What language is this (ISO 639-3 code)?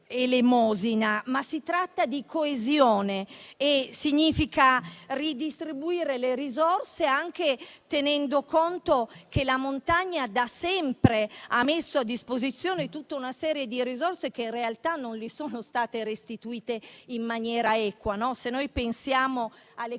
ita